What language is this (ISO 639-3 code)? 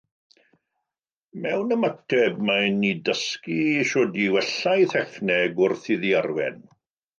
cym